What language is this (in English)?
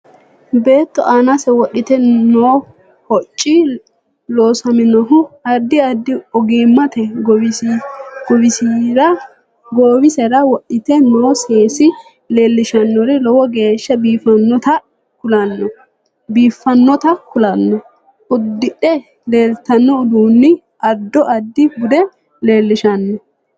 Sidamo